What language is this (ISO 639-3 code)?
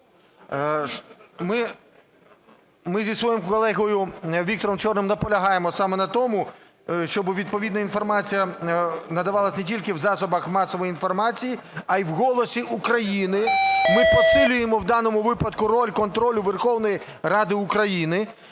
ukr